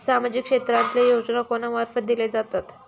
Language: Marathi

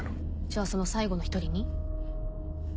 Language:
Japanese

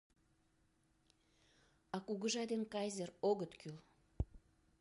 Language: Mari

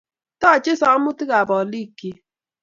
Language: Kalenjin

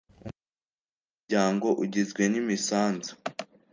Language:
Kinyarwanda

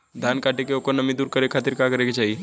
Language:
Bhojpuri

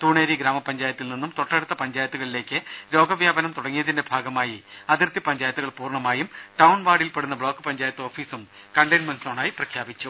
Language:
Malayalam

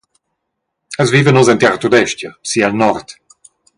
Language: Romansh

